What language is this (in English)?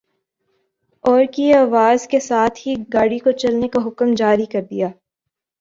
Urdu